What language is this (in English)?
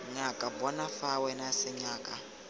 Tswana